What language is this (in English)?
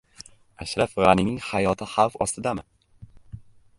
Uzbek